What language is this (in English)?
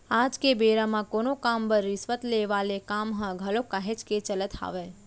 Chhattisgarhi